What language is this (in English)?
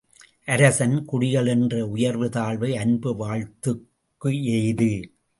Tamil